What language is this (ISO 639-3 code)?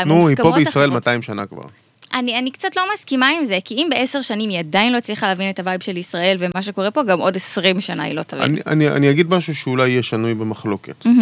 heb